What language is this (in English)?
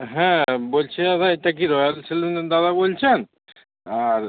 Bangla